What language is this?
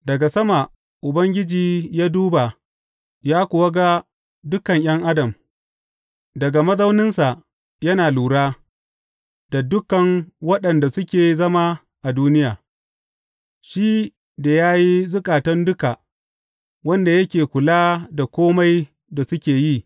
Hausa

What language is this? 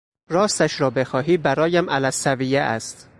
Persian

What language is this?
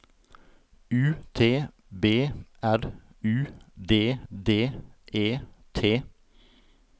Norwegian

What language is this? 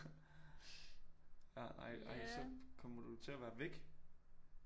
Danish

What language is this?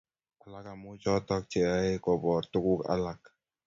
Kalenjin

